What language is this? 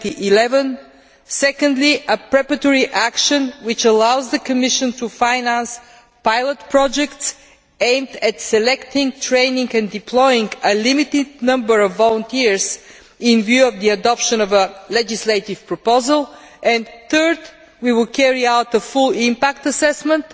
English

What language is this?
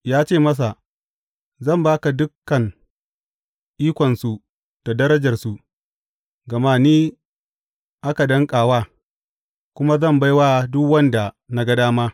Hausa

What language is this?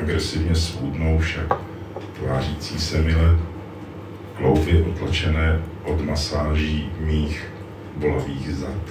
Czech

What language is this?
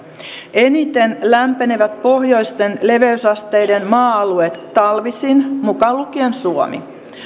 Finnish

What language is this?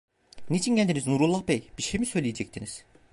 Turkish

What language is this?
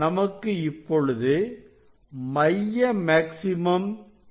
Tamil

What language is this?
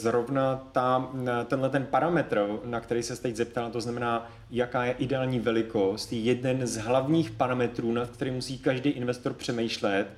Czech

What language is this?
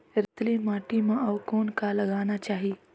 Chhattisgarhi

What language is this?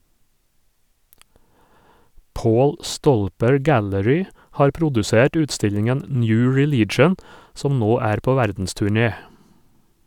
Norwegian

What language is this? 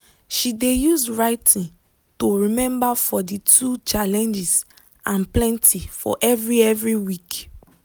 Nigerian Pidgin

